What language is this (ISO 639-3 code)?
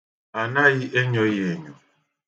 ibo